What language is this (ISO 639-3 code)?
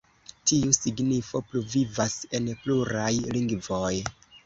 epo